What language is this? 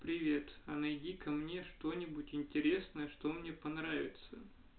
Russian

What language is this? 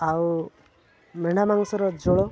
Odia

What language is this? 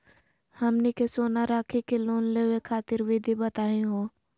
Magahi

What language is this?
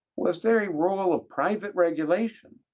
English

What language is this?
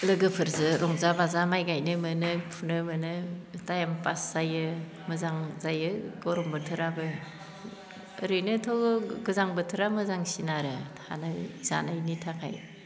Bodo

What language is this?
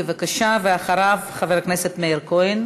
Hebrew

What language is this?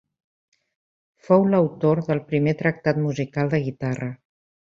Catalan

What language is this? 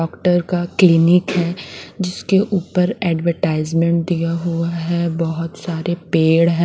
Hindi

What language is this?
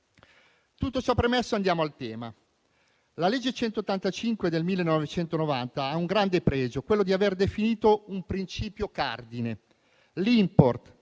Italian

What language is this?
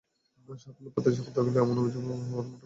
Bangla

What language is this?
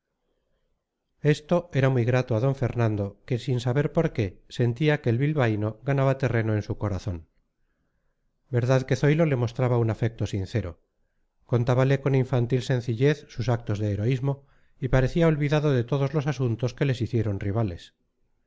Spanish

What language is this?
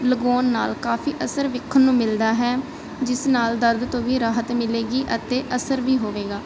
Punjabi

